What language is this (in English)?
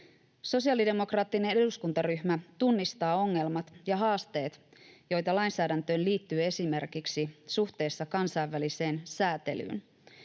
Finnish